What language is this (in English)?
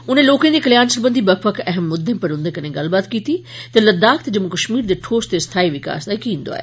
Dogri